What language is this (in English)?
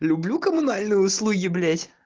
Russian